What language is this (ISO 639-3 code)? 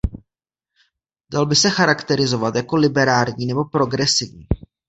ces